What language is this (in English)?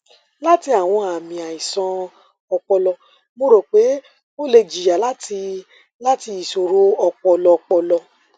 Yoruba